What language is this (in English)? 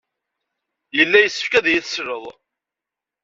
Kabyle